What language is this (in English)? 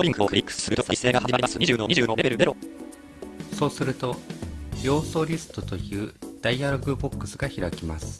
Japanese